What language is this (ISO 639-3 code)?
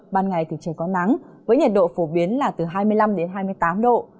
vie